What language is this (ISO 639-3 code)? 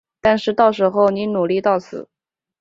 zho